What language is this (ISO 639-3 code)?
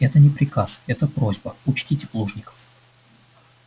rus